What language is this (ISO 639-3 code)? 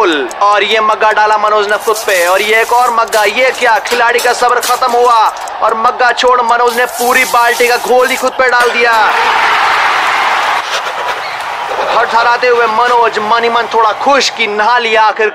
hin